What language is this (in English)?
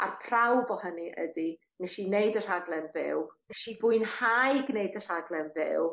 Welsh